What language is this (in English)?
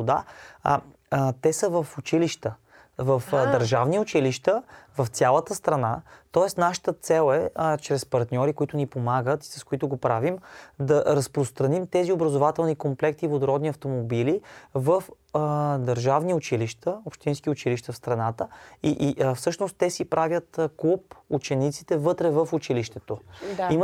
Bulgarian